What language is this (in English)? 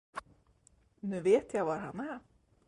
Swedish